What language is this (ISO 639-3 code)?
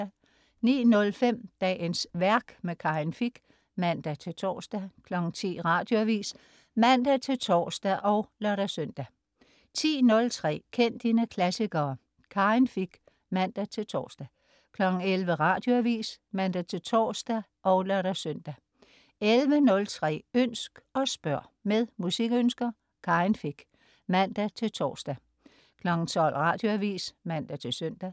dan